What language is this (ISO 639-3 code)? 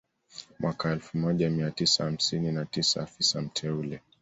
swa